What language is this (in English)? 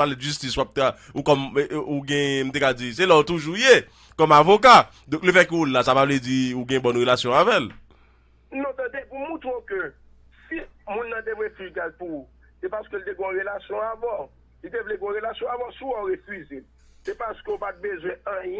French